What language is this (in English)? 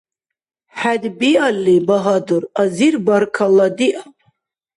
Dargwa